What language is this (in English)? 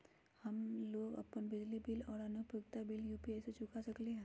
Magahi